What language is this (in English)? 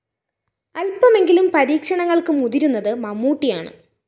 Malayalam